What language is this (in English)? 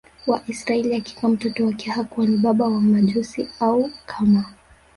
Swahili